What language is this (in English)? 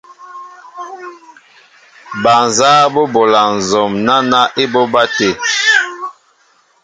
Mbo (Cameroon)